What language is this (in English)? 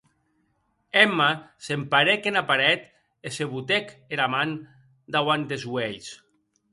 Occitan